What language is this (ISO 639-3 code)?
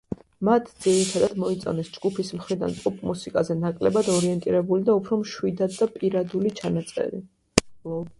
kat